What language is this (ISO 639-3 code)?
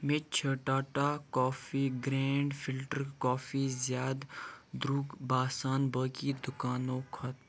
kas